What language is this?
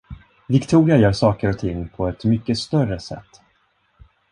Swedish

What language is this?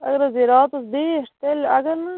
Kashmiri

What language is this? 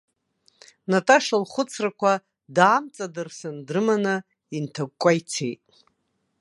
Abkhazian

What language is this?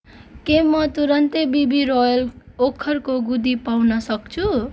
Nepali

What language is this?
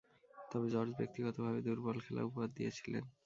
Bangla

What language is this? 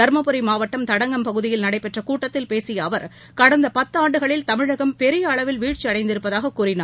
Tamil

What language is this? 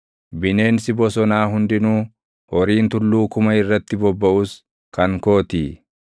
Oromo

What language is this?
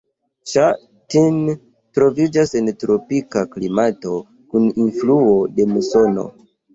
Esperanto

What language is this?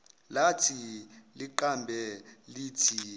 Zulu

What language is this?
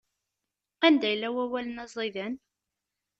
Kabyle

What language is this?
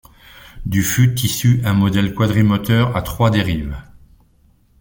French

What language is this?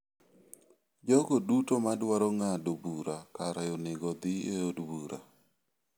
Luo (Kenya and Tanzania)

